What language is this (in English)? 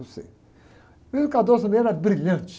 Portuguese